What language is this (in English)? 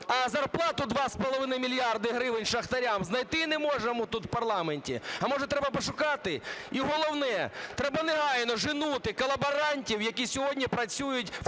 Ukrainian